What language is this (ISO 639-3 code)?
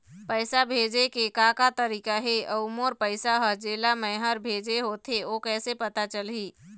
hne